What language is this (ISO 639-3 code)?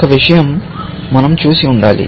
tel